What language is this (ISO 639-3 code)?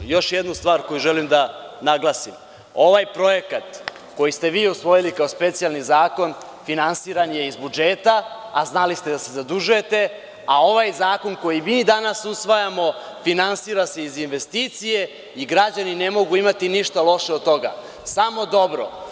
srp